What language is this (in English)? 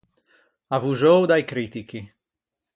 Ligurian